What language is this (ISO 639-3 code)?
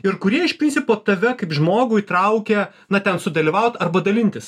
lit